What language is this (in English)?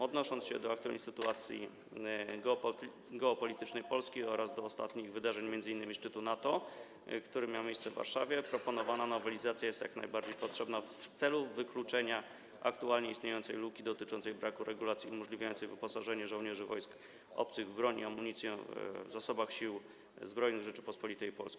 Polish